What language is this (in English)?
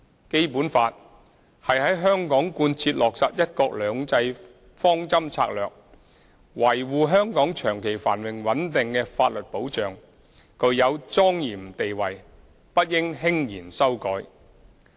Cantonese